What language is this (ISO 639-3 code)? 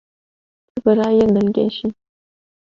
kur